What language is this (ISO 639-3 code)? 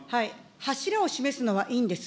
jpn